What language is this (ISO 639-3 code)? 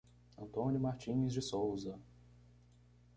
por